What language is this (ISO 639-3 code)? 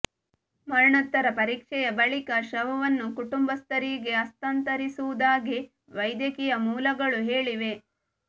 kan